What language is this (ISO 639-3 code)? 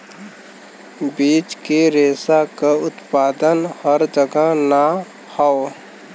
bho